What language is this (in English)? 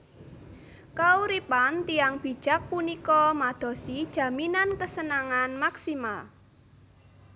Javanese